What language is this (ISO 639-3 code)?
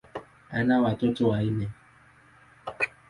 swa